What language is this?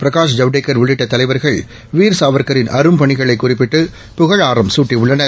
Tamil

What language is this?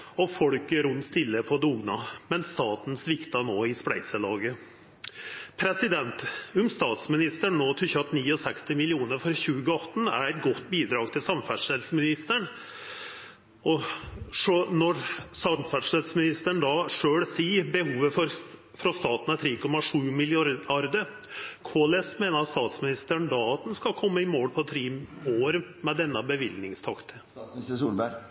Norwegian Nynorsk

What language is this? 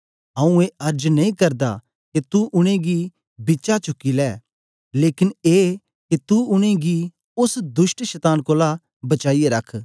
Dogri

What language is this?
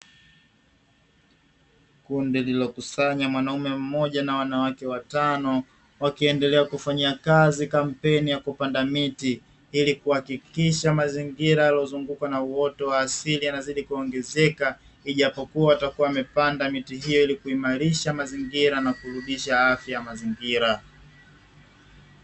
Swahili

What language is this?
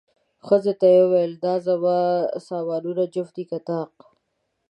Pashto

